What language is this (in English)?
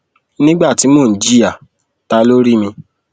Yoruba